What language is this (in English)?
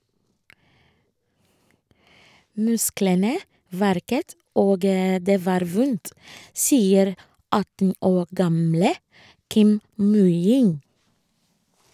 Norwegian